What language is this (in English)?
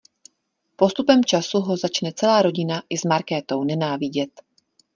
Czech